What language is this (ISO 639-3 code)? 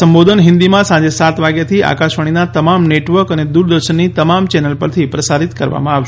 guj